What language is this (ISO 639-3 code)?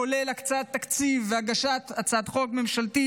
heb